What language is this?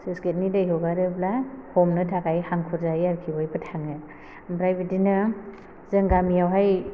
Bodo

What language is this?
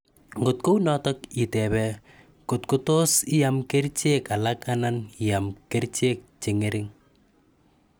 Kalenjin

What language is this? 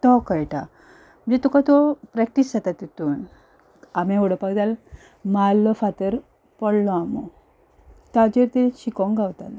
Konkani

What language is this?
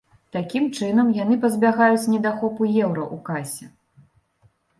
Belarusian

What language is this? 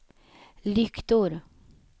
Swedish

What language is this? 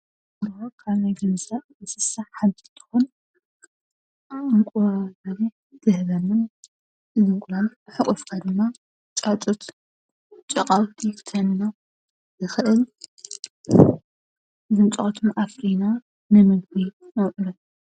Tigrinya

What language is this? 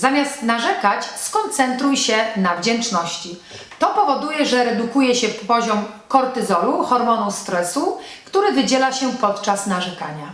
Polish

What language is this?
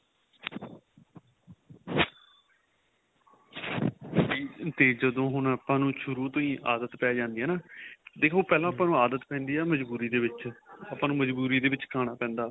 Punjabi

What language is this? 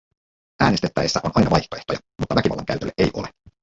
Finnish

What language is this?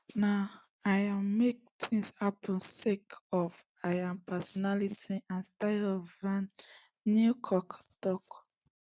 Nigerian Pidgin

